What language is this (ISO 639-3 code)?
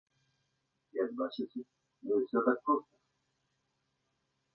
bel